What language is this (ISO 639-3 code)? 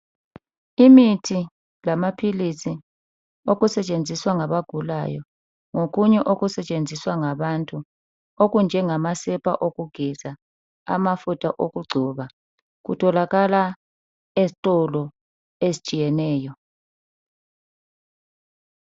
nde